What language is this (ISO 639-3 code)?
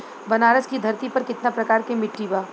bho